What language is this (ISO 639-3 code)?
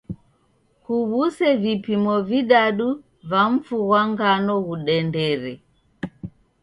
dav